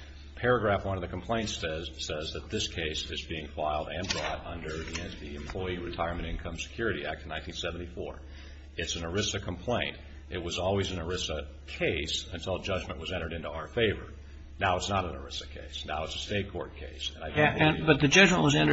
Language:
English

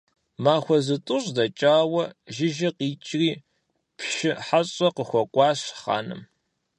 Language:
Kabardian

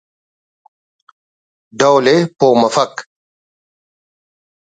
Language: Brahui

